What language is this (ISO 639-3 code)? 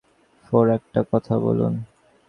ben